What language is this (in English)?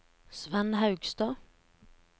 Norwegian